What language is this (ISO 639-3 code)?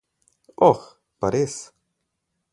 slv